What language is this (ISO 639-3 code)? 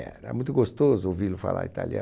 por